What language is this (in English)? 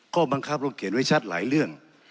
Thai